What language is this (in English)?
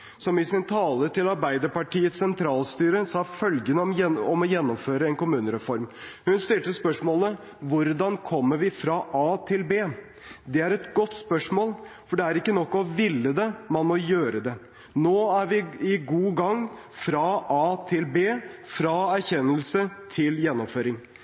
Norwegian Bokmål